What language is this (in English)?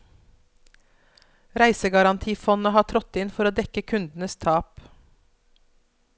Norwegian